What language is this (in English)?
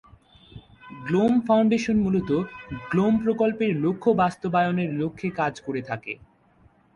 Bangla